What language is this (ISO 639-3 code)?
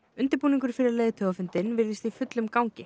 isl